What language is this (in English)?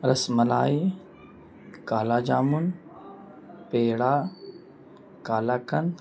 Urdu